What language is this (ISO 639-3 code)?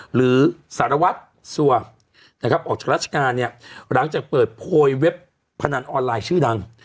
tha